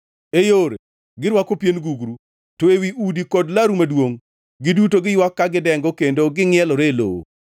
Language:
Luo (Kenya and Tanzania)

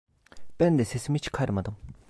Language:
Turkish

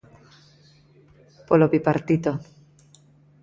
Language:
Galician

